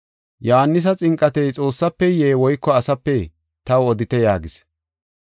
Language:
Gofa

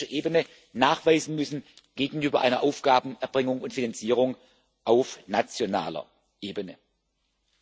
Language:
German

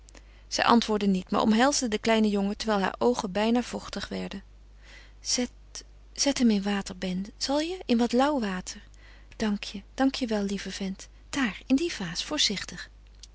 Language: Dutch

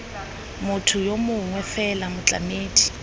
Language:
Tswana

